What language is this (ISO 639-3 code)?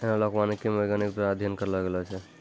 mai